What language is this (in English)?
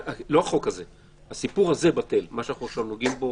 Hebrew